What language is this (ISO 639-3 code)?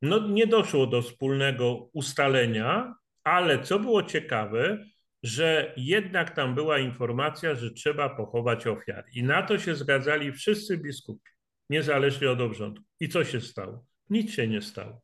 pol